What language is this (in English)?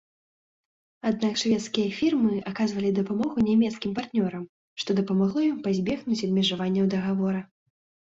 Belarusian